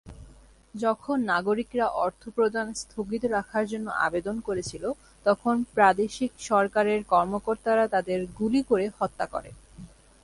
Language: Bangla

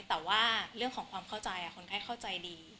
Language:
Thai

